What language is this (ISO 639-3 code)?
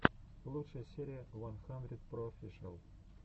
rus